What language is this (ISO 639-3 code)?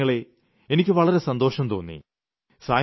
mal